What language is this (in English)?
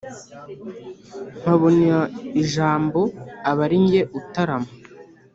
Kinyarwanda